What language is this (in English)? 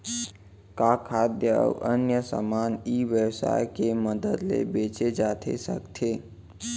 Chhattisgarhi